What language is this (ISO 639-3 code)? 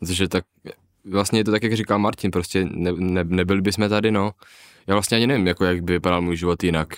ces